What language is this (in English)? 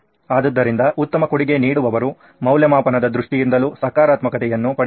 Kannada